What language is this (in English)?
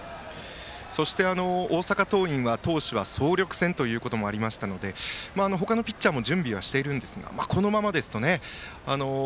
Japanese